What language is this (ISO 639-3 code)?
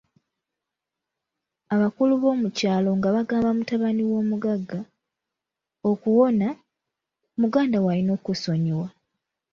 lug